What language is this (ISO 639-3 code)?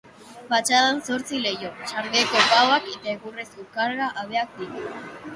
eus